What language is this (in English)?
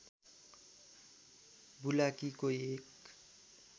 Nepali